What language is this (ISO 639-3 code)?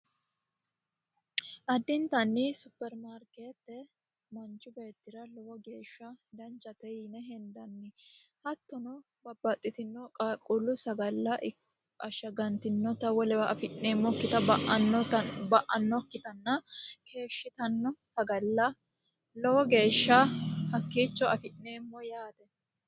sid